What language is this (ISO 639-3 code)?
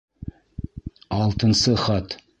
bak